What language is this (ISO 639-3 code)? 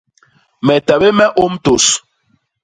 bas